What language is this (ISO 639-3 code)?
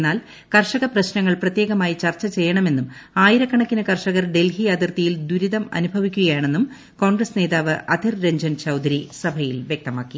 mal